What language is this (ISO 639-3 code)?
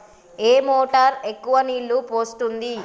tel